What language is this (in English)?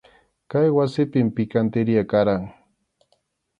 Arequipa-La Unión Quechua